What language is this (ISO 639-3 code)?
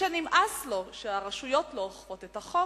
heb